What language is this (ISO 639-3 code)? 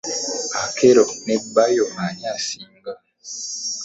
lug